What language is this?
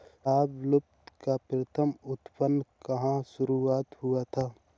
Hindi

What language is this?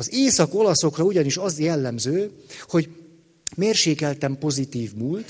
Hungarian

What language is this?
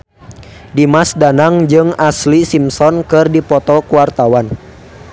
Sundanese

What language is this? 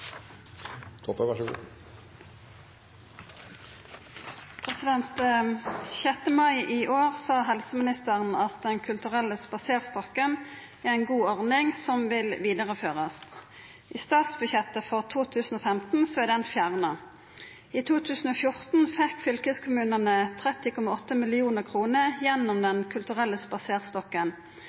Norwegian Bokmål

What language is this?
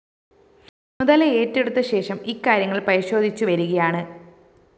Malayalam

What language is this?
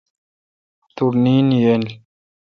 Kalkoti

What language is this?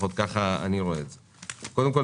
Hebrew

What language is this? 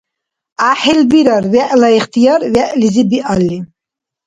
Dargwa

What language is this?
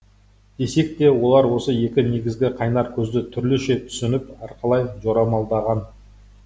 Kazakh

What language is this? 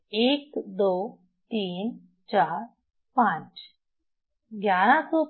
Hindi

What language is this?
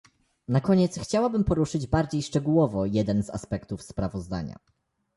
Polish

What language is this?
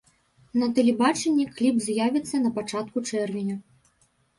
Belarusian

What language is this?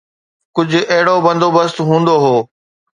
Sindhi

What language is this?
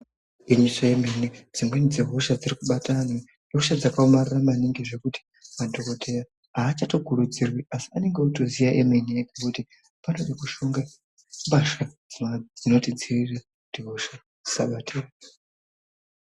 Ndau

